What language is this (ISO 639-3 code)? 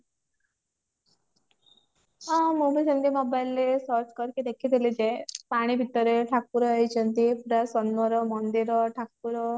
ori